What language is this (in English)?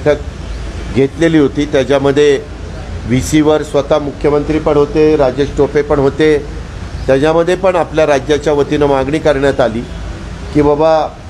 Hindi